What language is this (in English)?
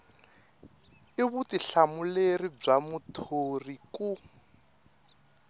Tsonga